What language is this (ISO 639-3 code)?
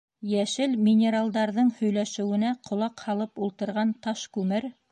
bak